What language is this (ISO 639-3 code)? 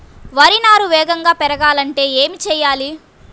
tel